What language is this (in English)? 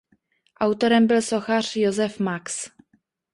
Czech